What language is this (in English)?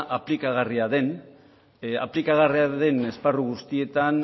Basque